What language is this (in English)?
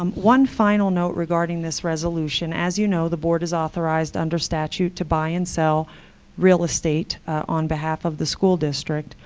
English